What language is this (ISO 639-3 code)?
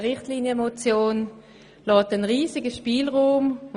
gsw